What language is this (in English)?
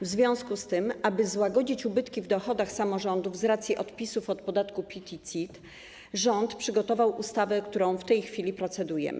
Polish